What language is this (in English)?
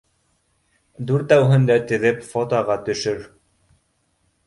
Bashkir